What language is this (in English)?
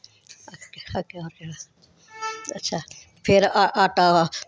Dogri